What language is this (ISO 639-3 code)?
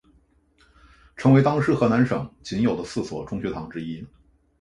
zho